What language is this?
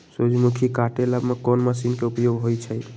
Magahi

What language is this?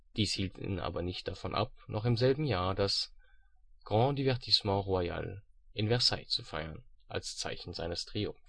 German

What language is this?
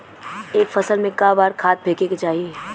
Bhojpuri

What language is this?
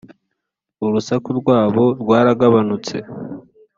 Kinyarwanda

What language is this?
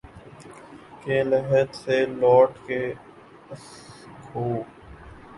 Urdu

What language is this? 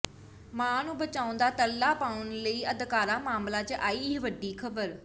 Punjabi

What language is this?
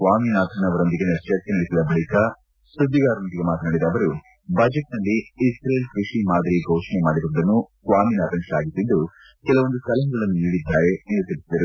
Kannada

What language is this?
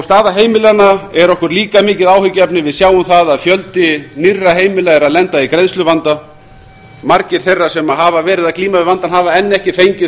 Icelandic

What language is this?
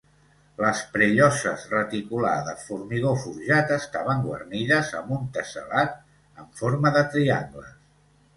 Catalan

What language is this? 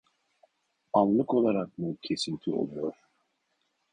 Turkish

